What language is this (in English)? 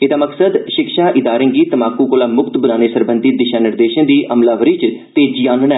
Dogri